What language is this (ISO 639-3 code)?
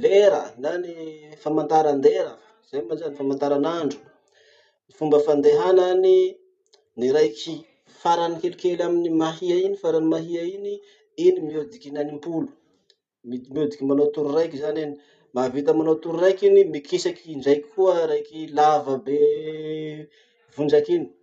msh